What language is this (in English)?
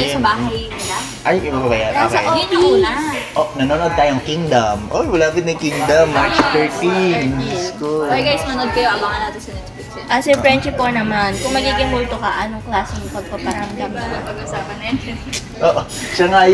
Filipino